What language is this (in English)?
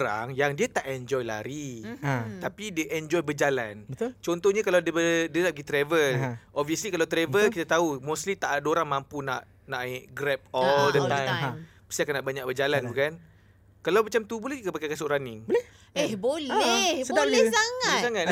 Malay